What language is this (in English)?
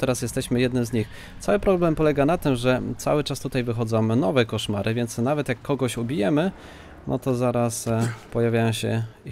Polish